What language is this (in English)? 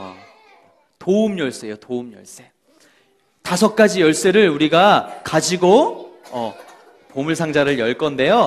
Korean